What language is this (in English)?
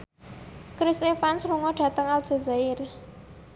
Javanese